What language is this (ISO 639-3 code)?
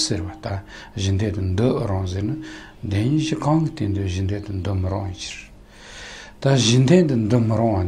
ron